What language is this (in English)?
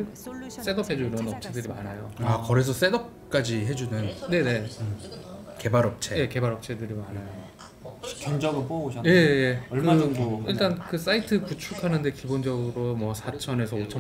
Korean